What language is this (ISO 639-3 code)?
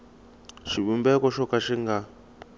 tso